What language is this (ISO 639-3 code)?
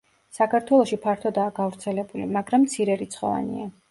kat